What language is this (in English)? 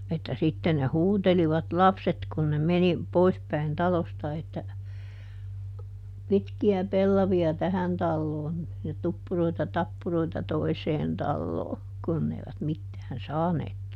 Finnish